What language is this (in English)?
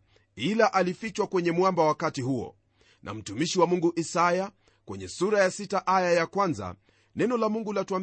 Swahili